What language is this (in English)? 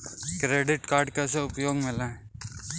Hindi